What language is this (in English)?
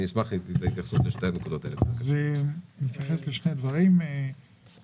Hebrew